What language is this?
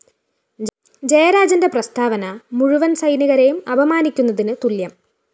Malayalam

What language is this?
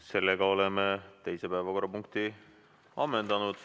Estonian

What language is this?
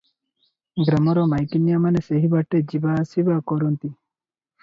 Odia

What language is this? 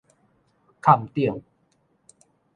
Min Nan Chinese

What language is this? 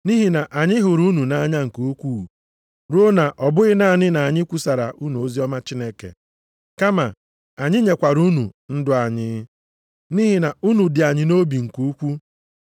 Igbo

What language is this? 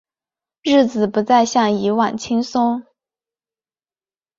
Chinese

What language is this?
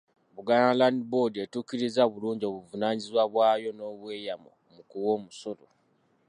Ganda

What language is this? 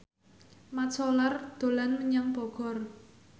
Javanese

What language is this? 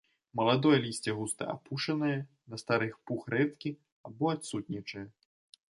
Belarusian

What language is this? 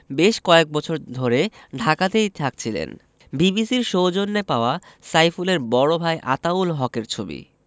Bangla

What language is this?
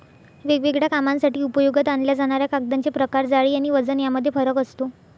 Marathi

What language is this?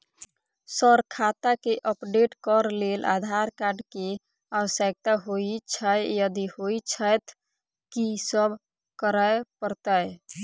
Maithili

